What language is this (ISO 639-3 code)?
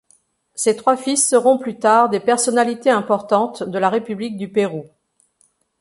fra